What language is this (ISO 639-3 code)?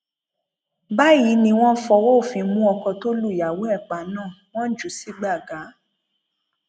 yor